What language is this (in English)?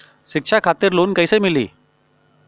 Bhojpuri